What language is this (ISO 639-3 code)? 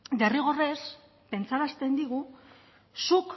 eus